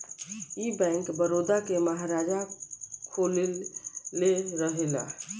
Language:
Bhojpuri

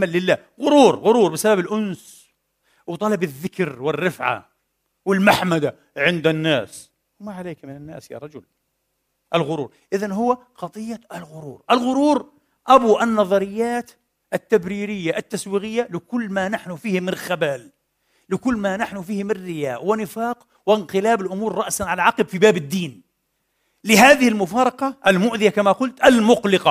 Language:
Arabic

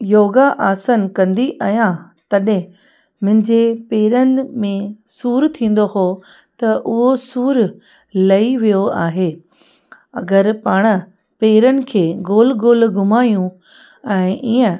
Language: Sindhi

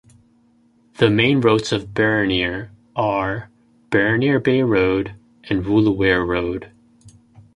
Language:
English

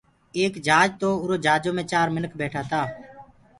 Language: Gurgula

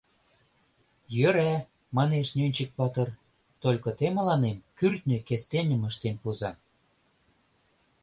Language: Mari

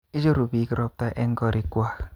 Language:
Kalenjin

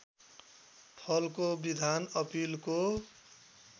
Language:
Nepali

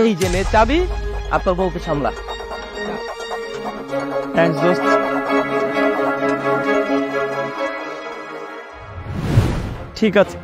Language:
Bangla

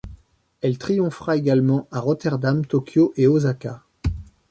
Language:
French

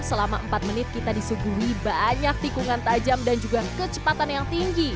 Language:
Indonesian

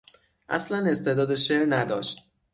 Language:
Persian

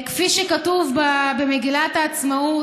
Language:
Hebrew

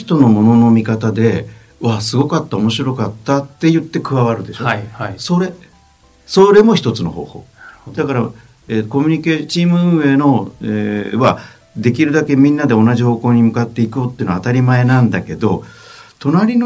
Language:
Japanese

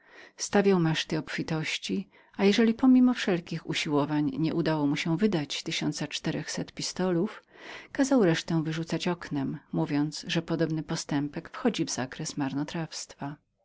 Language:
Polish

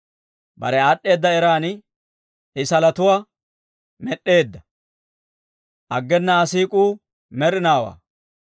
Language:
Dawro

